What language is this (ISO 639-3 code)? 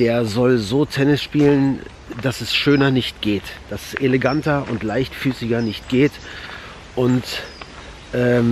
deu